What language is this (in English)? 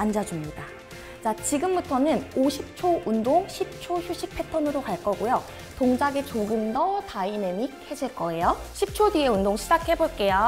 Korean